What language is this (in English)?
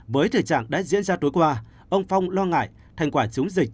Vietnamese